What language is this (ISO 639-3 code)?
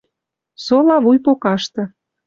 mrj